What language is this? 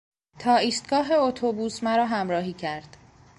Persian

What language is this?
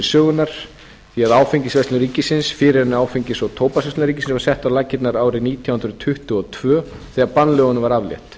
Icelandic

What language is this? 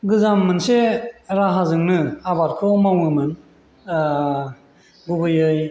Bodo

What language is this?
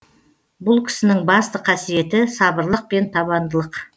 Kazakh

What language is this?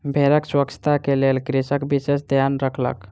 Maithili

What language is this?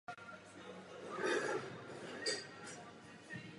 Czech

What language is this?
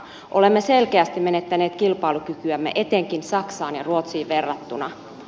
Finnish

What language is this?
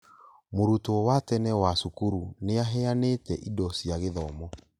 Kikuyu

